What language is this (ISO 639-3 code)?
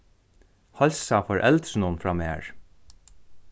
fao